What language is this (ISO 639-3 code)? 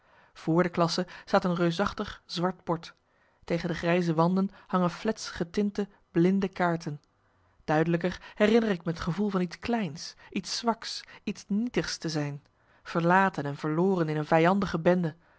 nld